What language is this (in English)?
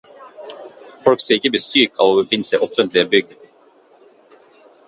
Norwegian Bokmål